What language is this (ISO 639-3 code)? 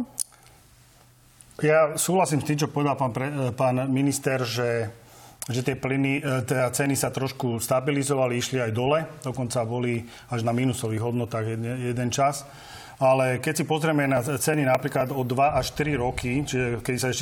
slk